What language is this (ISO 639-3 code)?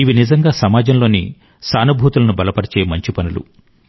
tel